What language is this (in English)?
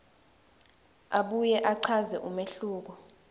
Swati